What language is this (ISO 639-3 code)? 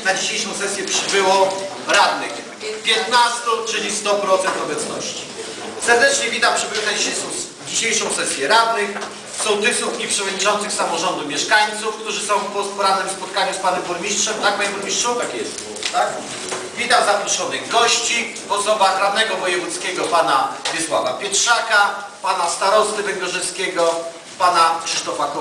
pol